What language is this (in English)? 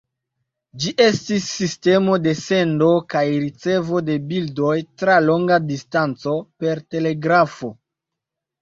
Esperanto